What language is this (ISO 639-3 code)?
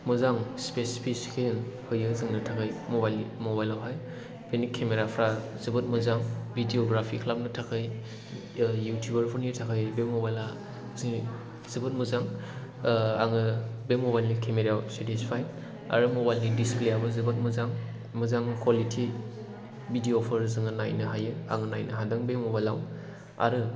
brx